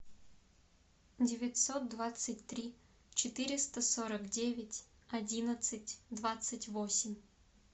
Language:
Russian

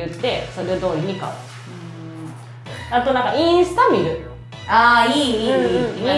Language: Japanese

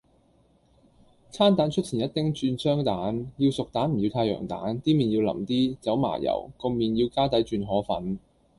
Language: Cantonese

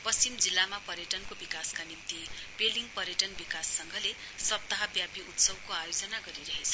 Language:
Nepali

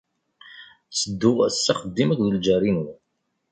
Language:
Kabyle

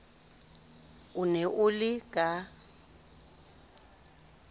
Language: Southern Sotho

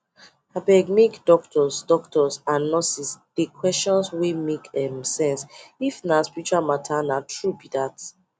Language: Nigerian Pidgin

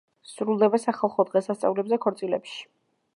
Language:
Georgian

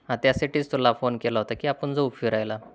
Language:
Marathi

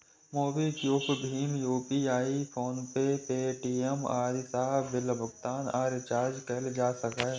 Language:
Maithili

